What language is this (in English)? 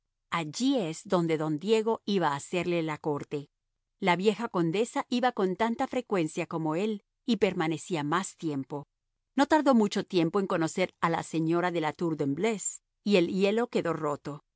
Spanish